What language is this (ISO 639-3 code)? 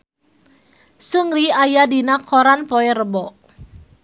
sun